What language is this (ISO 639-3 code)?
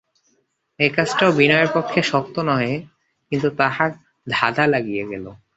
ben